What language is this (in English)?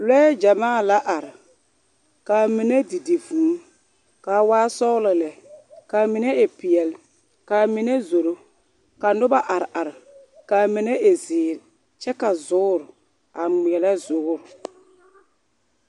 Southern Dagaare